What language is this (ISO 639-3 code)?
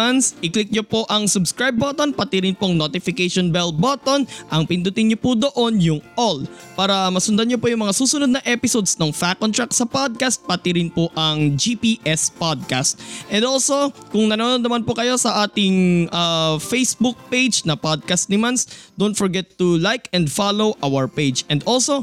fil